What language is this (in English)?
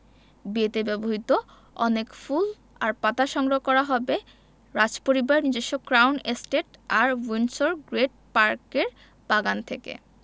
Bangla